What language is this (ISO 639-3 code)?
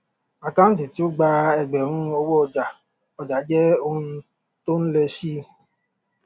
yor